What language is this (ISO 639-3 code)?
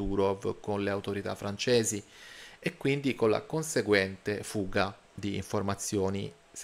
ita